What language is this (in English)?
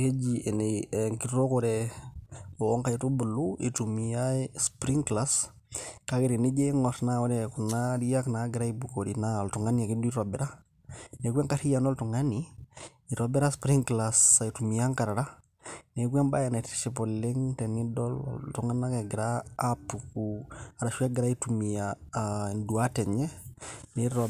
Masai